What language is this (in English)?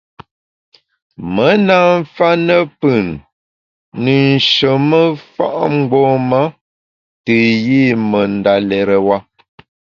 Bamun